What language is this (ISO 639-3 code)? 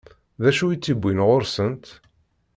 kab